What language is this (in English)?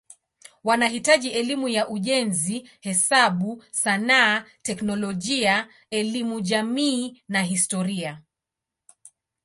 Swahili